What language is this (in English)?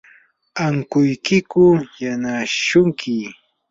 Yanahuanca Pasco Quechua